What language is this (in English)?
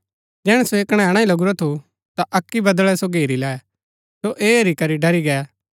Gaddi